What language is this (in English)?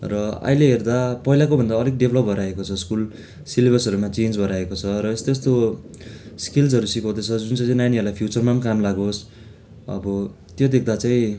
Nepali